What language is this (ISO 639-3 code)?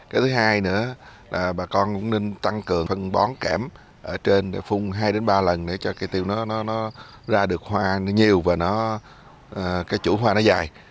vie